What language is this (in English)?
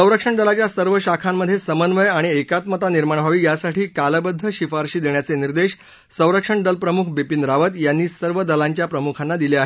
Marathi